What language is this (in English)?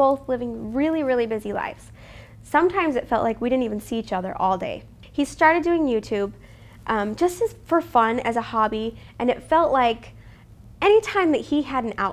English